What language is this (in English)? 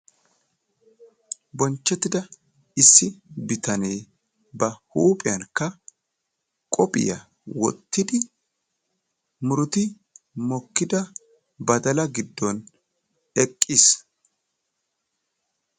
Wolaytta